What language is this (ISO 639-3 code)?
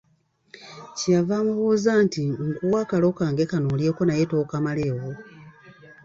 lug